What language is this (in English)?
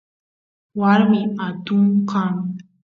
Santiago del Estero Quichua